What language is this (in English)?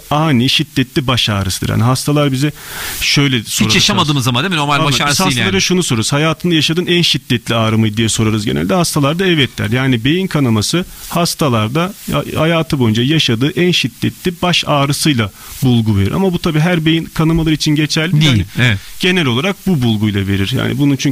Turkish